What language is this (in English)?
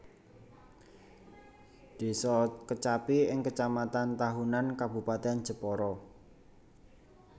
Javanese